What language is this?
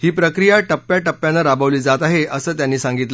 Marathi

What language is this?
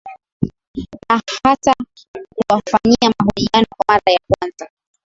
Swahili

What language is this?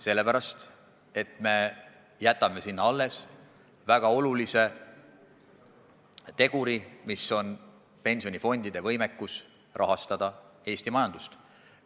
Estonian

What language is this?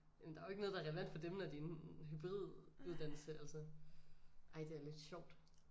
Danish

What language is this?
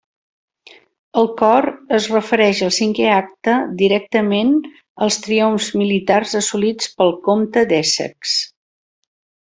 Catalan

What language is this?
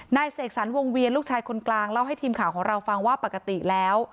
Thai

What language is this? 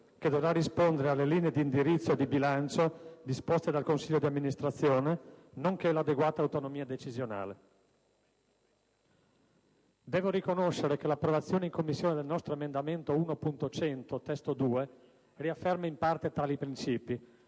Italian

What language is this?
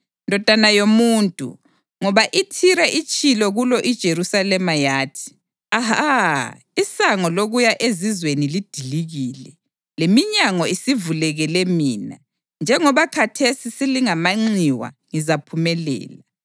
North Ndebele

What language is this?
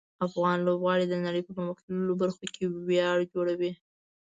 Pashto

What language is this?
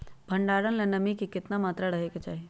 Magahi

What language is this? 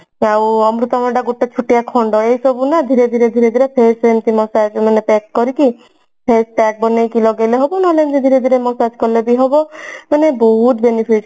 Odia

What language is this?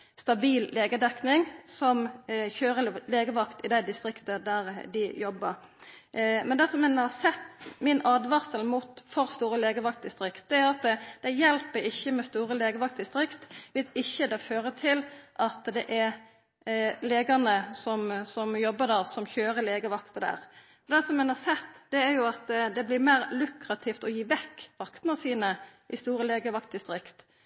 Norwegian Nynorsk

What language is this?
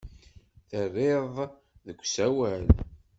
Kabyle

